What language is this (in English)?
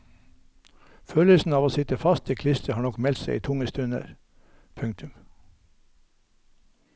Norwegian